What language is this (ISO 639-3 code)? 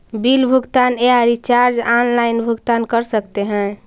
mag